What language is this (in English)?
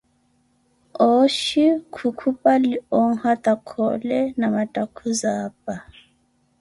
Koti